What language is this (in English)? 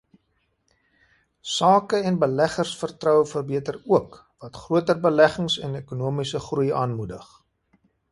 Afrikaans